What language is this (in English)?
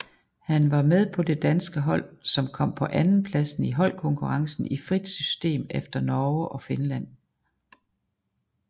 Danish